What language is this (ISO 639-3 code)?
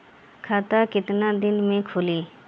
bho